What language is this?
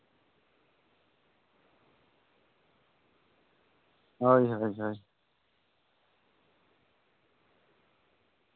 Santali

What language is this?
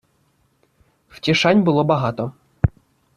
Ukrainian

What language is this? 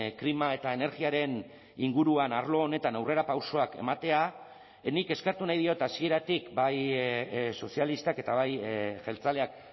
Basque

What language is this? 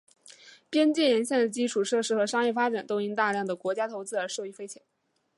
Chinese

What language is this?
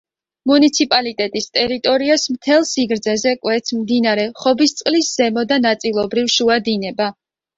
Georgian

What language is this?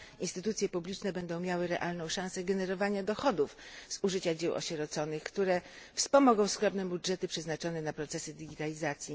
Polish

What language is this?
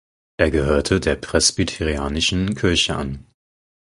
German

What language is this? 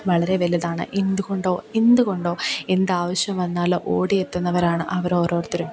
Malayalam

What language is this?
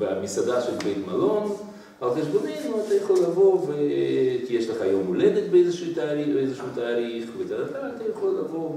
Hebrew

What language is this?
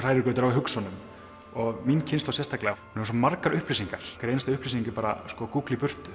Icelandic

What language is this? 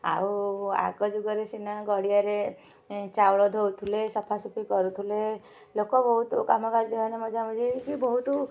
Odia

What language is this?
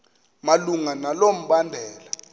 Xhosa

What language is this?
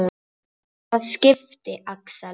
Icelandic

